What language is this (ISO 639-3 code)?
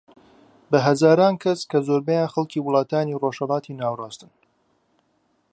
ckb